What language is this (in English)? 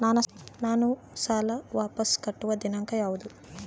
Kannada